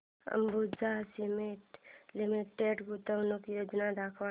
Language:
Marathi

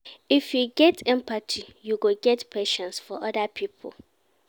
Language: Nigerian Pidgin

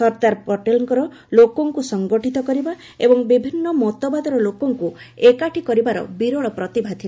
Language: Odia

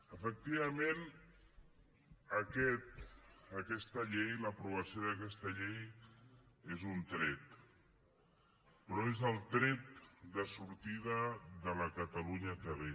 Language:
Catalan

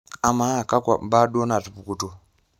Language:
Masai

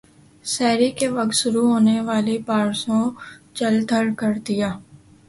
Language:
Urdu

